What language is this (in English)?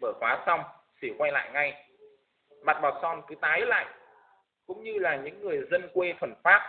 Vietnamese